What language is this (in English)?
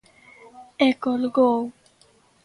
Galician